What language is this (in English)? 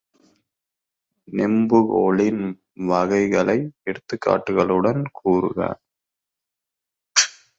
Tamil